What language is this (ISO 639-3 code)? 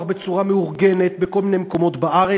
heb